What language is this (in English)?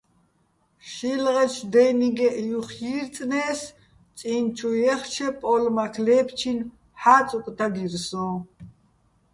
Bats